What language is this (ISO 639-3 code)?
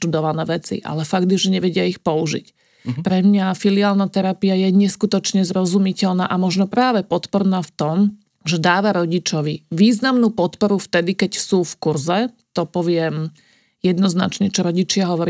slk